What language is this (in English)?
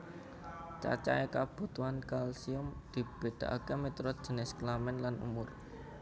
Javanese